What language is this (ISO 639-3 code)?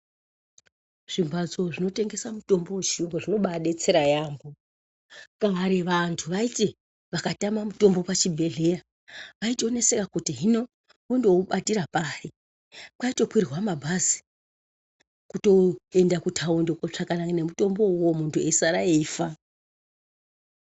ndc